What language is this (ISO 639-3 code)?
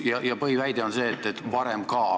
est